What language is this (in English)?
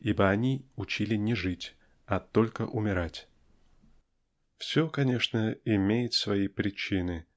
Russian